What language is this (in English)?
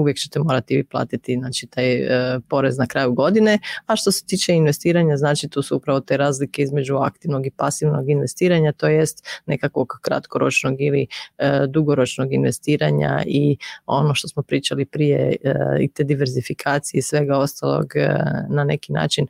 Croatian